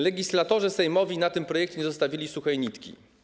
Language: Polish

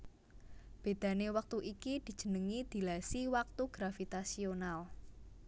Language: Javanese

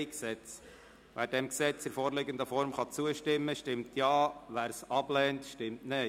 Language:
Swiss German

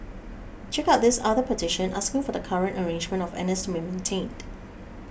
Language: English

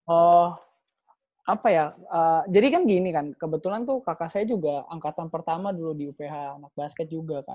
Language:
Indonesian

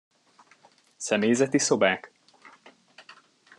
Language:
Hungarian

